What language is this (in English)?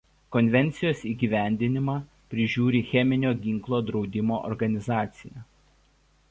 Lithuanian